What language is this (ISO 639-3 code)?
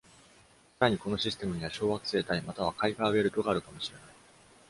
jpn